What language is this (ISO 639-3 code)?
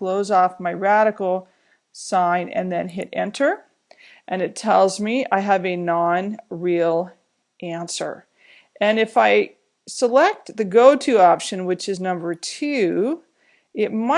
eng